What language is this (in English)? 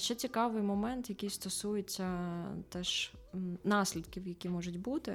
Ukrainian